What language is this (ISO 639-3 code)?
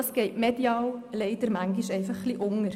gsw